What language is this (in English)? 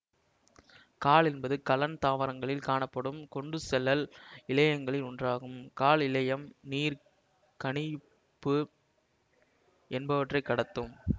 Tamil